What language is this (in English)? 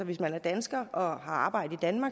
Danish